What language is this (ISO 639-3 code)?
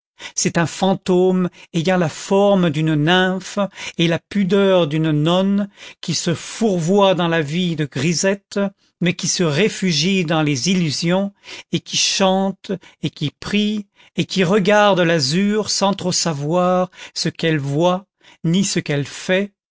fra